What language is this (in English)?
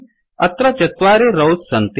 Sanskrit